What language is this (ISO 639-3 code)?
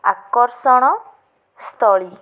ori